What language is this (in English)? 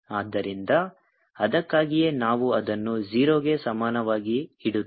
Kannada